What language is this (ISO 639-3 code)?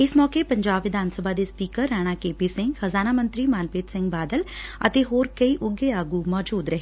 pan